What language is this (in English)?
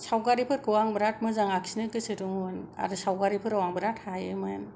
Bodo